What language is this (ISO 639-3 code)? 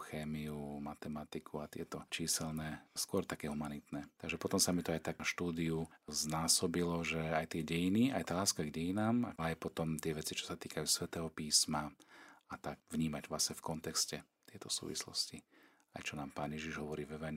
slk